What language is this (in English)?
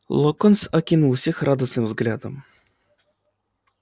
Russian